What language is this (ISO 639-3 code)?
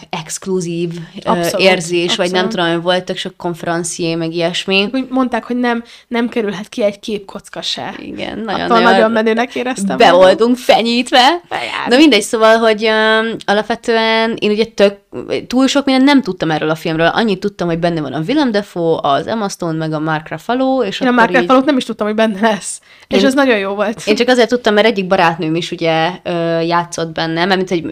hun